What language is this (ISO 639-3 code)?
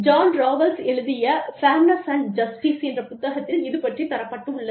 tam